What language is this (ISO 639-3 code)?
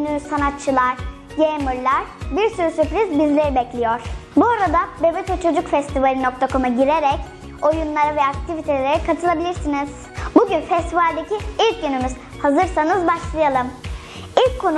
tur